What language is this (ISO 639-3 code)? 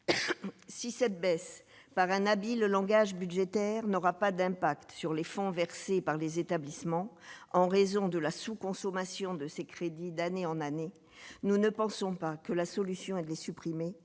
fra